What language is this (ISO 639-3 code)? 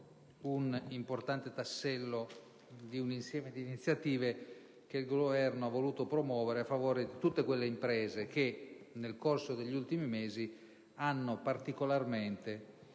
ita